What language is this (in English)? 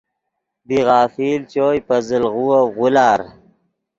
Yidgha